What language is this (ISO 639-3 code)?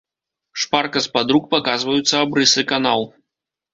bel